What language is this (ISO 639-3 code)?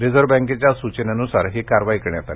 mar